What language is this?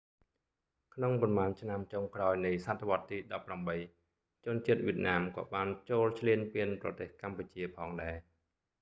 Khmer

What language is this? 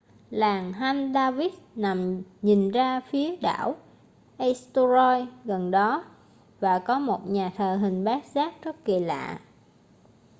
Vietnamese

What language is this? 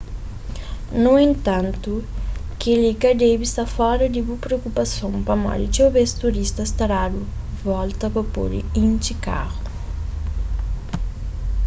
Kabuverdianu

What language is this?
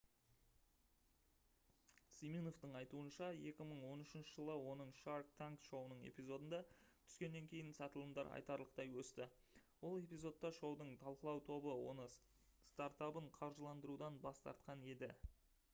Kazakh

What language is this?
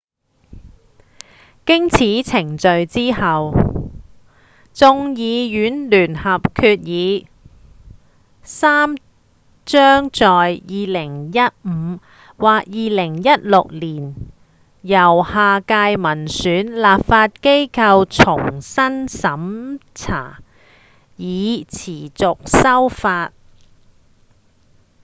Cantonese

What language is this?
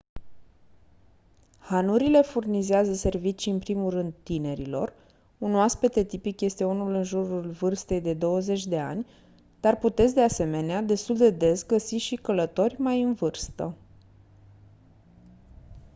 Romanian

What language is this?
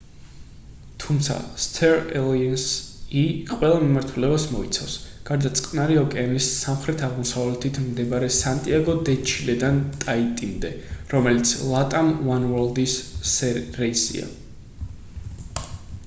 Georgian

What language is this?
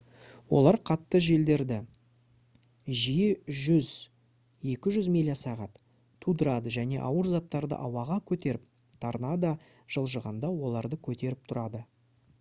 Kazakh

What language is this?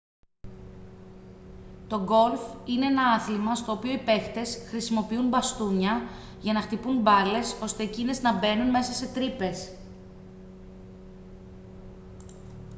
Greek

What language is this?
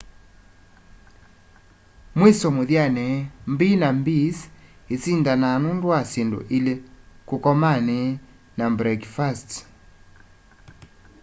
Kamba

